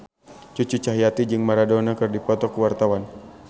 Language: Sundanese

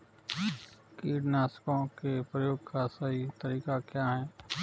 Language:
Hindi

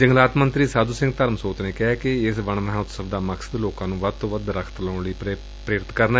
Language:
Punjabi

